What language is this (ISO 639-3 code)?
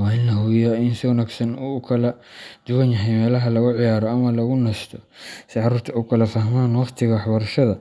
som